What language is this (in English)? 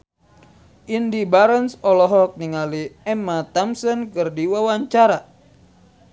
Sundanese